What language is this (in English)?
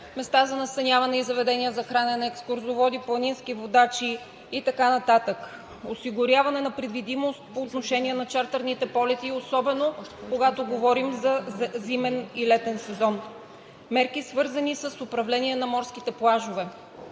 Bulgarian